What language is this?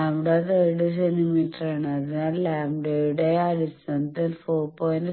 Malayalam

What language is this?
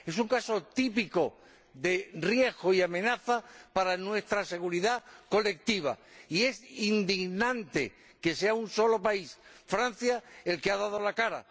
Spanish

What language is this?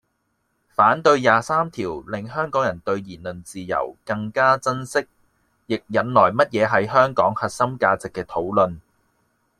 Cantonese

